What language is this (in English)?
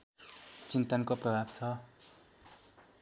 Nepali